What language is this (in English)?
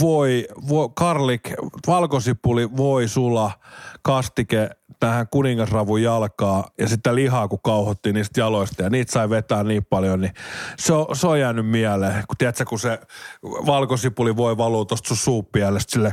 Finnish